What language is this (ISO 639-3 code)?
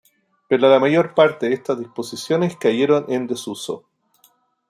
spa